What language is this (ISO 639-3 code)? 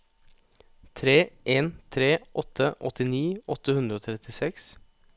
nor